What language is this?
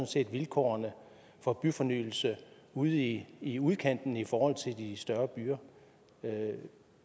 Danish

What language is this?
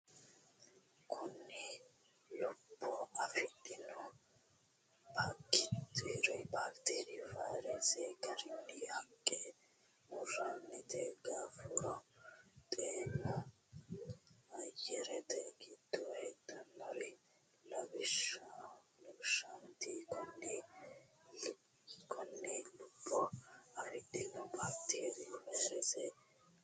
Sidamo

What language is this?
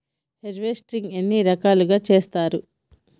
Telugu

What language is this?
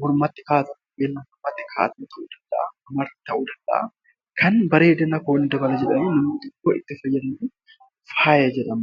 Oromo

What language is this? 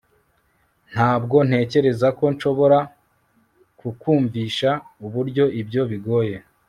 Kinyarwanda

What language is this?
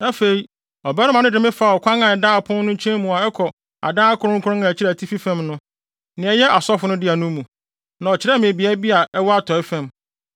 Akan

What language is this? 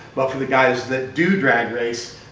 English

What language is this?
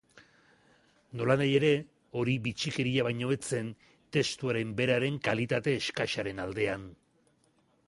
Basque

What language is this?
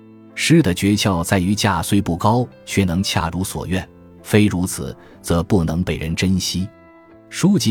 Chinese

